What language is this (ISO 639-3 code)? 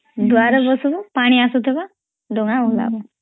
ori